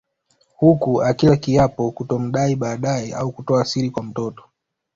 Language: Swahili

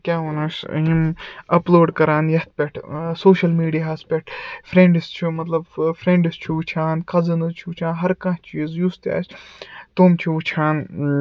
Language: Kashmiri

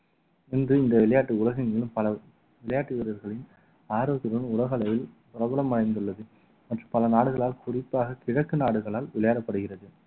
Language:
Tamil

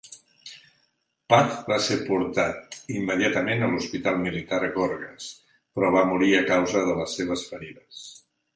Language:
Catalan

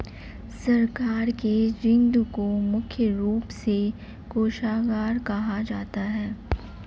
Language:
Hindi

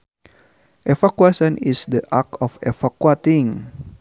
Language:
Sundanese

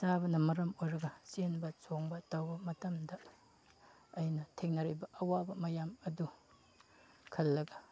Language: Manipuri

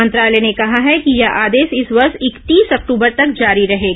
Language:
Hindi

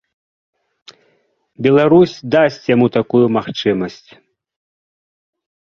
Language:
Belarusian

